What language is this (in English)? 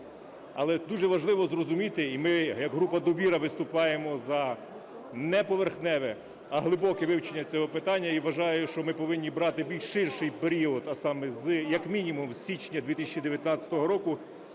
Ukrainian